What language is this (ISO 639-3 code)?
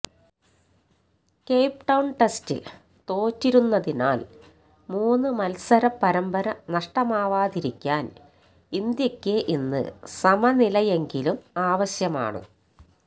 mal